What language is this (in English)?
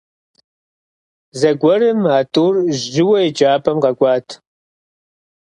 Kabardian